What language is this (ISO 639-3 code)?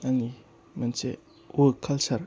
brx